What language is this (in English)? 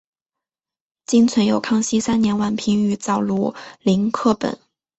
Chinese